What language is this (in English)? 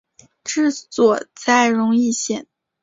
Chinese